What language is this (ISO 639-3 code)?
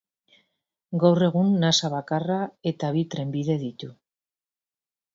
eus